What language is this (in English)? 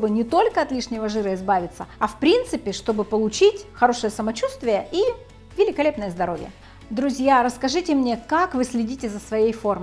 Russian